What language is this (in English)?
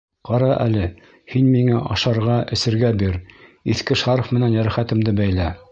Bashkir